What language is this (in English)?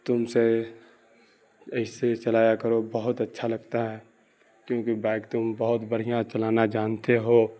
Urdu